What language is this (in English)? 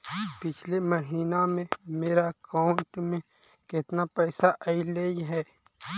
Magahi